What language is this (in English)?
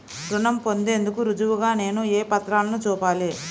Telugu